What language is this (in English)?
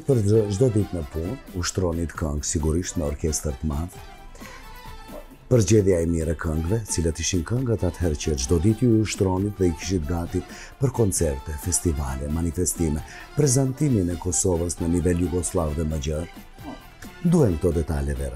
Romanian